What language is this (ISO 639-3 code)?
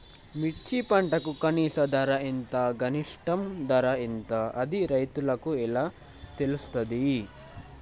tel